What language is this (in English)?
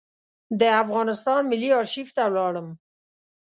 Pashto